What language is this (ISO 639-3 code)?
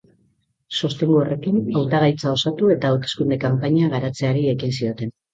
eus